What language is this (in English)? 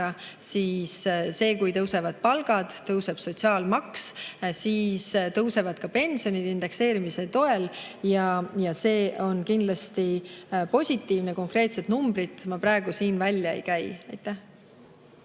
Estonian